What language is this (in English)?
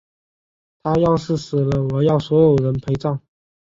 Chinese